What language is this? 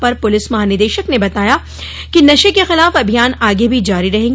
Hindi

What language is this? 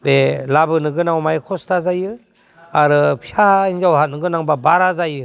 Bodo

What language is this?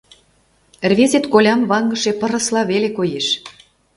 Mari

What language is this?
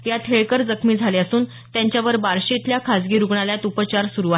Marathi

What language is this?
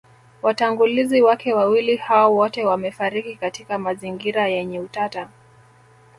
Swahili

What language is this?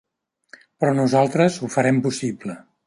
Catalan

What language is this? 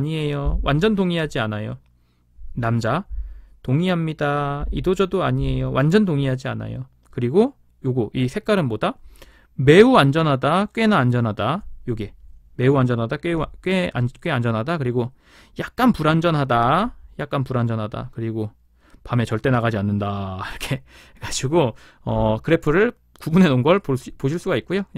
Korean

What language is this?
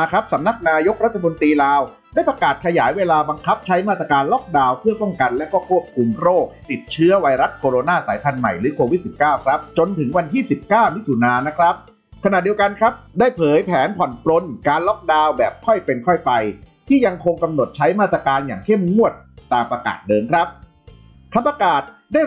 Thai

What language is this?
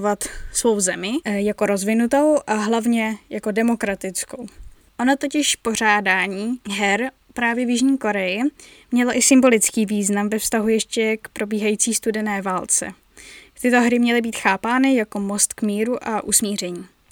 Czech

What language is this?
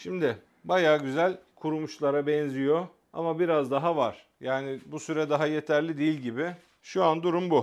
Turkish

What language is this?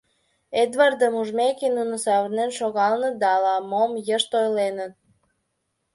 Mari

